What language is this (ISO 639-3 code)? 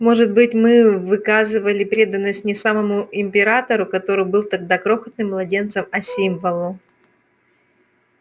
rus